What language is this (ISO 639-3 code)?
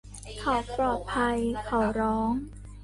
tha